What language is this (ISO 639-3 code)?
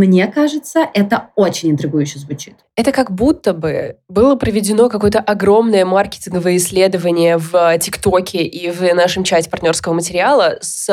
rus